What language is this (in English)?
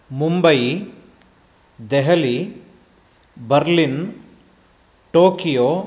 Sanskrit